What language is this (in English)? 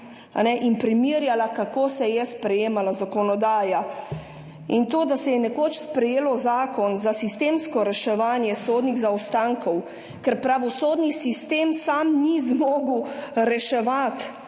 Slovenian